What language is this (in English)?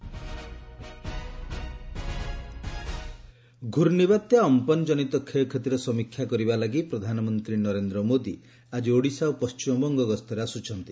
Odia